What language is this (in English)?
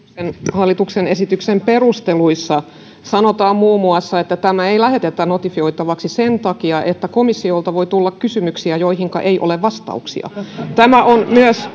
Finnish